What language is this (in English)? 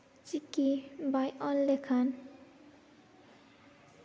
Santali